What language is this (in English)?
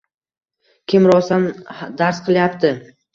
Uzbek